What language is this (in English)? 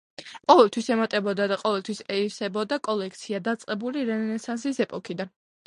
Georgian